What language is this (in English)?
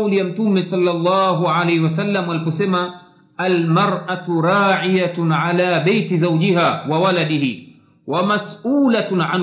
Swahili